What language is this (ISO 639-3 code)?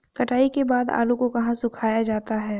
hin